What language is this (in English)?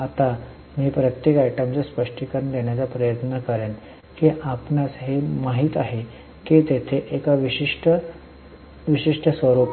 Marathi